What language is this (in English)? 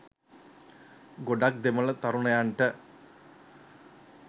Sinhala